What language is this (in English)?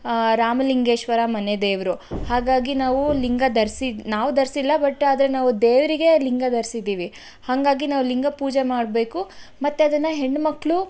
Kannada